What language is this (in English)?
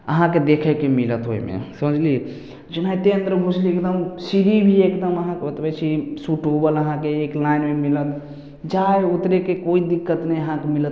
Maithili